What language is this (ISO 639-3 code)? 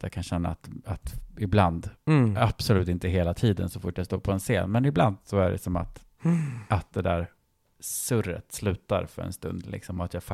swe